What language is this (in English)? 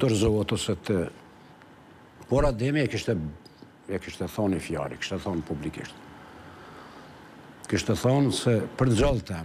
Romanian